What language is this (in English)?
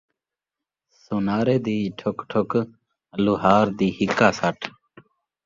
Saraiki